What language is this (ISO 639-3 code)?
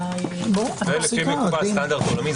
heb